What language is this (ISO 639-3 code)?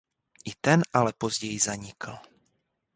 ces